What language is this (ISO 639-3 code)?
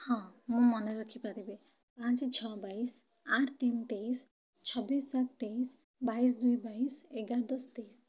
ori